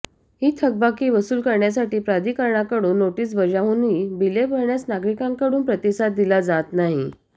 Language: Marathi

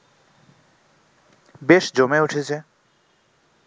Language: Bangla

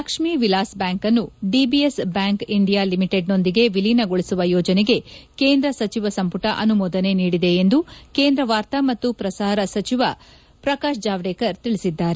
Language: Kannada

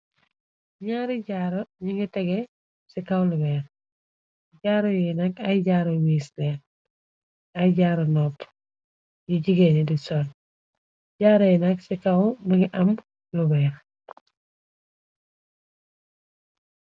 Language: Wolof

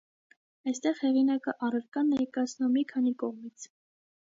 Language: Armenian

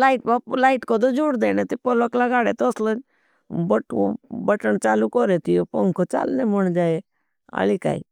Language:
Bhili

